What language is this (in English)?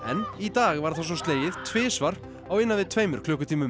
Icelandic